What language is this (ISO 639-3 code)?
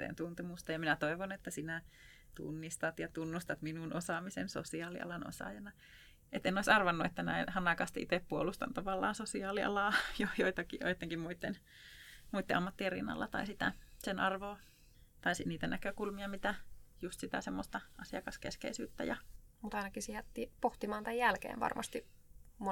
fin